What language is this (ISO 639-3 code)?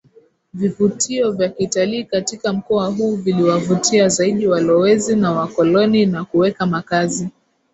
swa